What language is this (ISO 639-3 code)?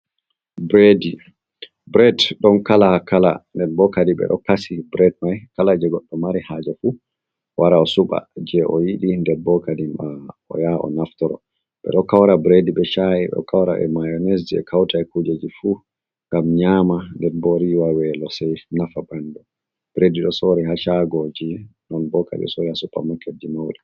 ful